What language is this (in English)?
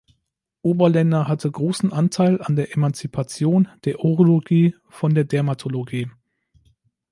German